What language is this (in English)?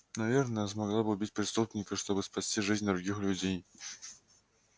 Russian